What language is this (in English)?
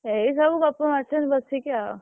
Odia